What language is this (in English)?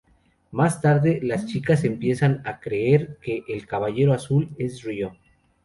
Spanish